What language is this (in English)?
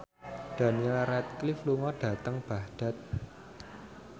Javanese